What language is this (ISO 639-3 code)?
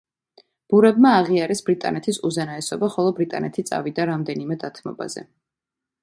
kat